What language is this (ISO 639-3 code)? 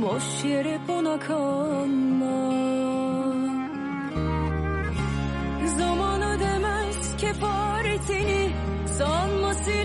tur